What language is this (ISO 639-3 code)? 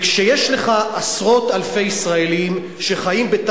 heb